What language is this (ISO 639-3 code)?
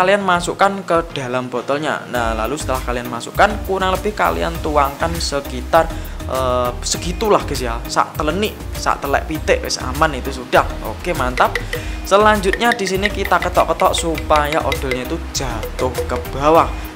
ind